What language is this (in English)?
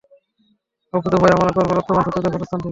Bangla